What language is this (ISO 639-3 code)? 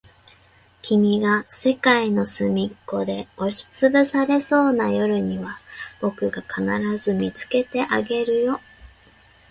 jpn